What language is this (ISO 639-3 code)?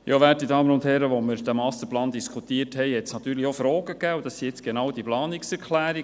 gsw